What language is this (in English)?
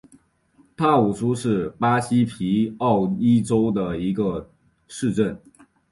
Chinese